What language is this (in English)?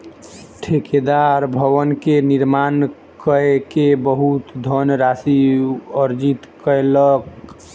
Maithili